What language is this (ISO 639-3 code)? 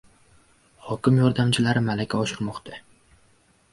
uzb